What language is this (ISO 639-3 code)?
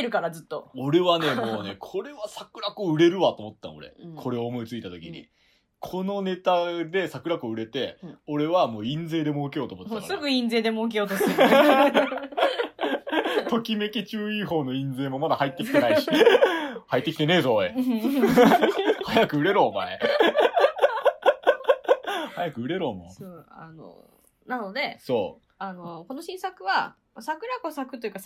jpn